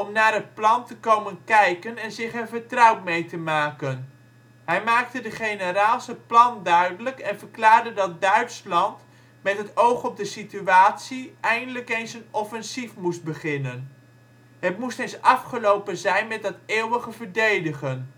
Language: Dutch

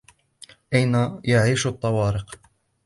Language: Arabic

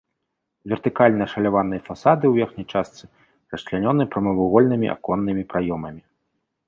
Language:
Belarusian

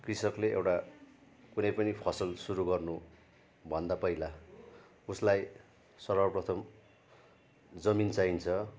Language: Nepali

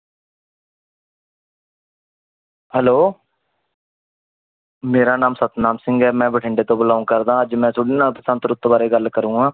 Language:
Punjabi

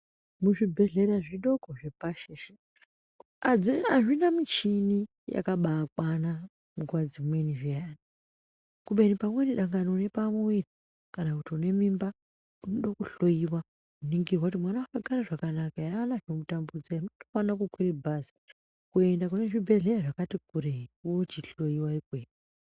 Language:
Ndau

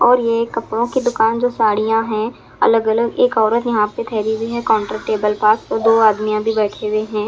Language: Hindi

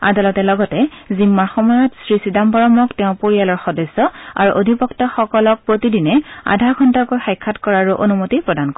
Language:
Assamese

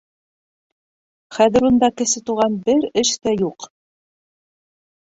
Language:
Bashkir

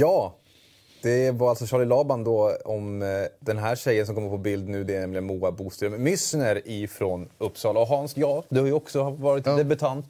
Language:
Swedish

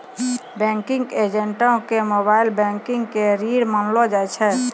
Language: Maithili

